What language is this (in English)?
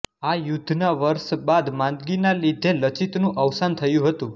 Gujarati